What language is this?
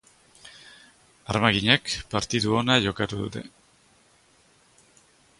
Basque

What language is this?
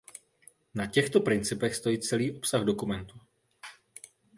Czech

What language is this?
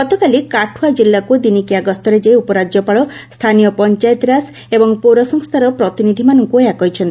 Odia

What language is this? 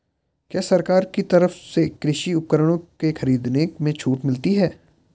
Hindi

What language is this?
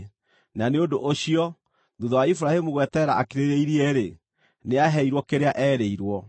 Kikuyu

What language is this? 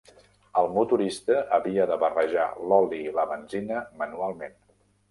Catalan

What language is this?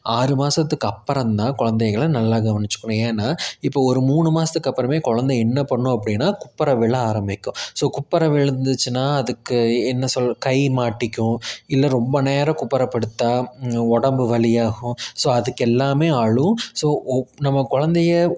Tamil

